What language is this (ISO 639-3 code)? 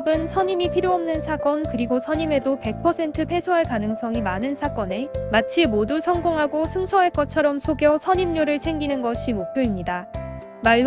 kor